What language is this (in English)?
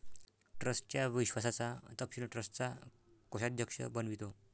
Marathi